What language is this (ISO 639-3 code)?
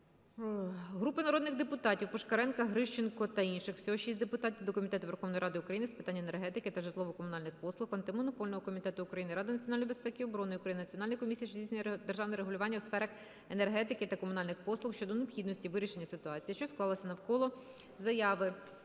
ukr